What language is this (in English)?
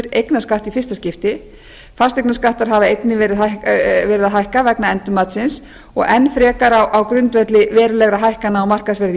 Icelandic